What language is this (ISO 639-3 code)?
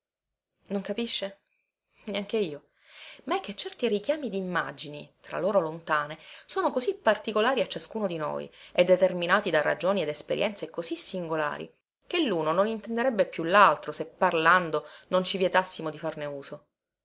ita